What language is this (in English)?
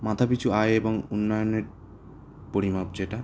Bangla